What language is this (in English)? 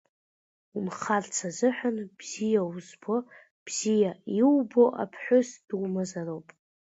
Abkhazian